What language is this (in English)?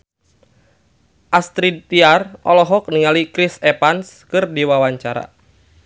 Sundanese